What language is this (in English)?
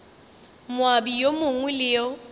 Northern Sotho